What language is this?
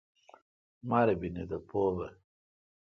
Kalkoti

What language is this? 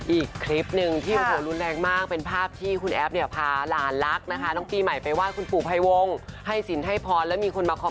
Thai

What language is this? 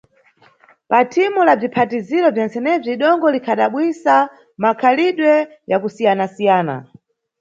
Nyungwe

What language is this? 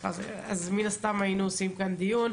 Hebrew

